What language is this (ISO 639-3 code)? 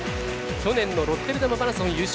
jpn